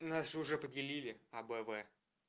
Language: Russian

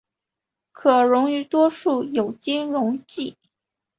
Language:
Chinese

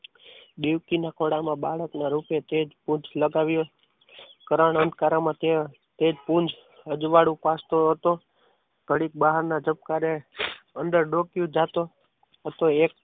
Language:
Gujarati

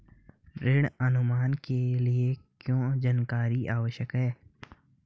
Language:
Hindi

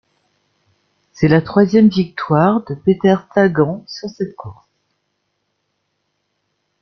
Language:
French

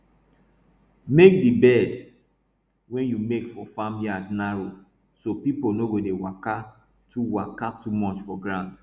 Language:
Nigerian Pidgin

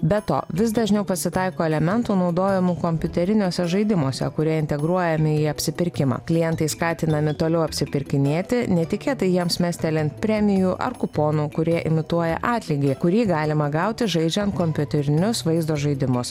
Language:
Lithuanian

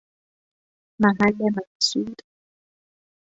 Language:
Persian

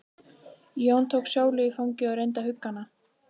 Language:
Icelandic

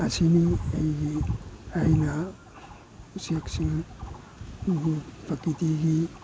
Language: Manipuri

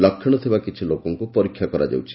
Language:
Odia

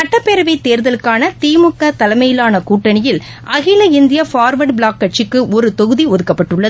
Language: Tamil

